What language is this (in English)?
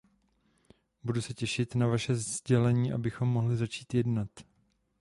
Czech